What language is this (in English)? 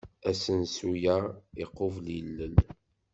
Kabyle